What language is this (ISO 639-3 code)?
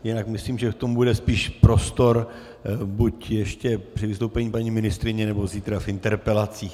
ces